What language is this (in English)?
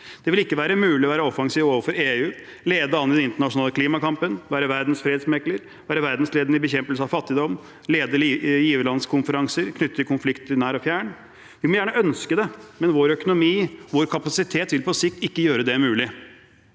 Norwegian